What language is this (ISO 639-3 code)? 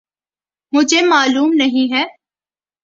urd